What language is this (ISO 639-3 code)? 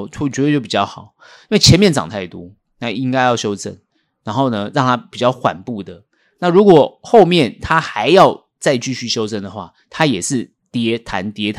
zho